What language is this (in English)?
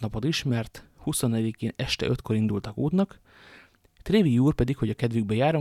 Hungarian